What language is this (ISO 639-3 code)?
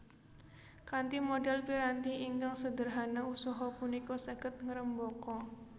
jav